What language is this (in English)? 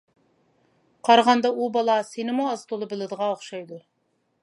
Uyghur